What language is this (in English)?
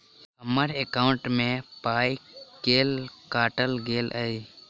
Maithili